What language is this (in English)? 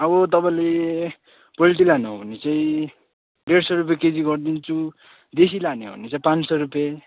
Nepali